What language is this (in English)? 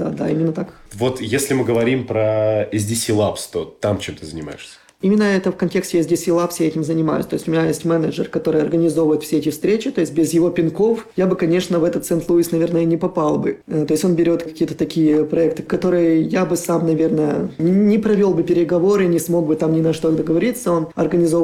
Russian